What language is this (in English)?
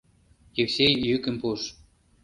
Mari